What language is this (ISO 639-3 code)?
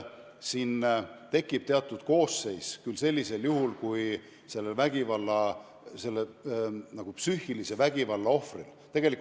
est